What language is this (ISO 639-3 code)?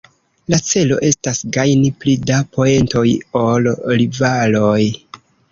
epo